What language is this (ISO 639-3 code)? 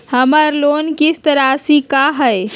mag